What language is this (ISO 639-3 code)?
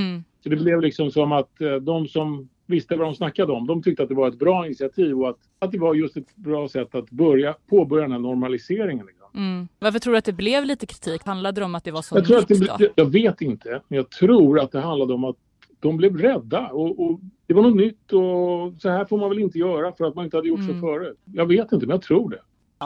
swe